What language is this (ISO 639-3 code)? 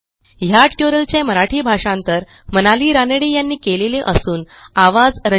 mar